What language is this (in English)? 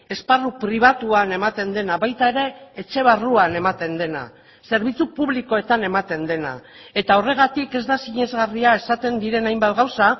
Basque